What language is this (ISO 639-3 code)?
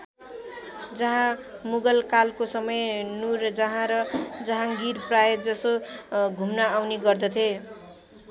nep